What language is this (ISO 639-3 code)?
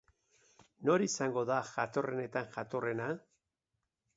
eus